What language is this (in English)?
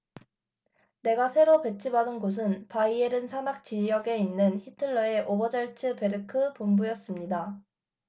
Korean